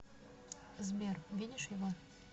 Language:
Russian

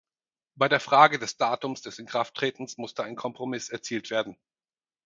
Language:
German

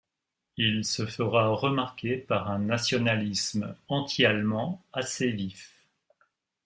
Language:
French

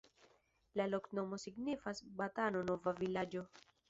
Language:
Esperanto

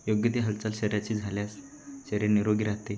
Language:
Marathi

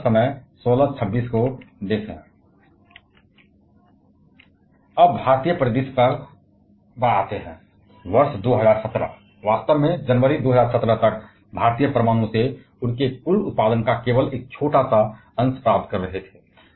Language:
Hindi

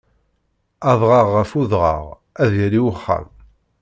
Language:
Kabyle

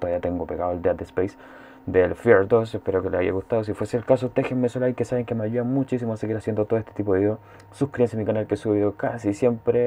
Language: Spanish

